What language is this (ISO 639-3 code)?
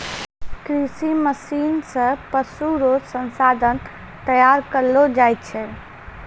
mai